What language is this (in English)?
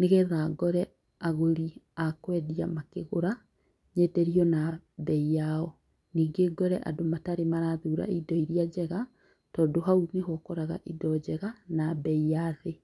Kikuyu